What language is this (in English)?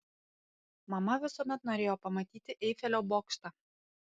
Lithuanian